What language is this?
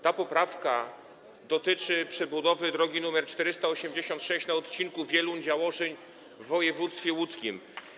Polish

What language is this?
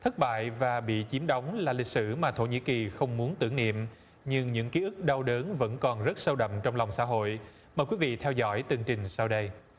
Vietnamese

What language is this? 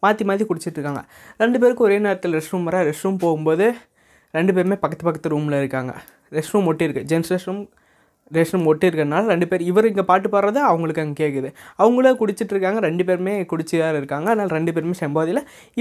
Tamil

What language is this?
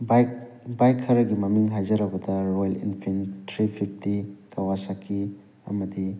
Manipuri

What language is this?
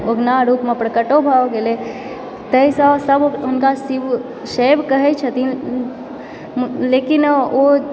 Maithili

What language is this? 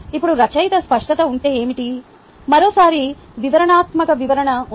Telugu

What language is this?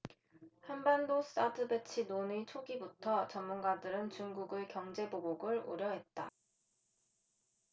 Korean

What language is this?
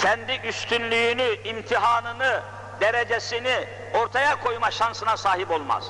Turkish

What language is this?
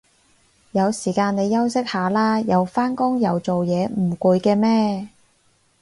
Cantonese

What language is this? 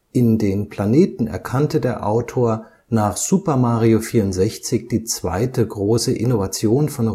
German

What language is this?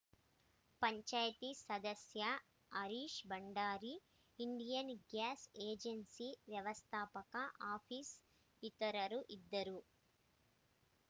Kannada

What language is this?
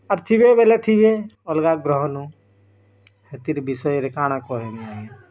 Odia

